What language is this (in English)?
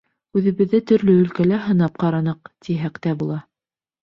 Bashkir